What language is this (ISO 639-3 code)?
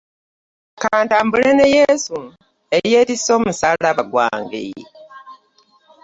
lug